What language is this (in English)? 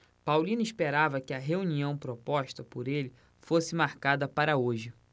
Portuguese